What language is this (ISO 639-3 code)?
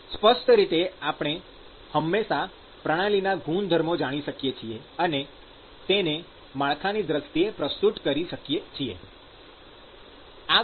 guj